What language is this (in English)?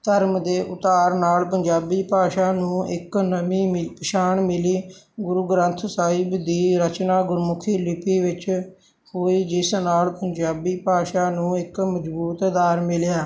Punjabi